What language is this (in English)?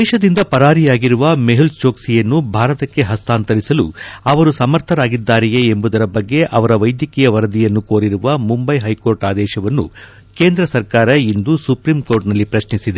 Kannada